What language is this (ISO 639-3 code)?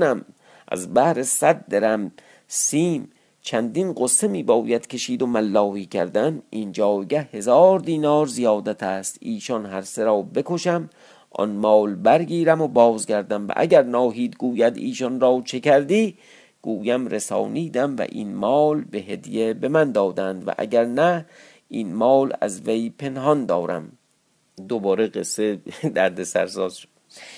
fas